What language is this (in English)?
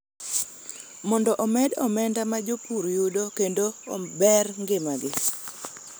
Luo (Kenya and Tanzania)